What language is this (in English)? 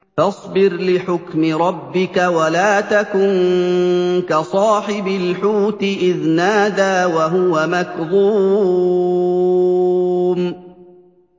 Arabic